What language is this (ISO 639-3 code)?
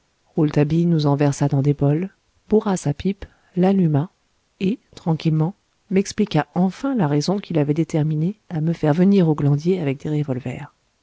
fra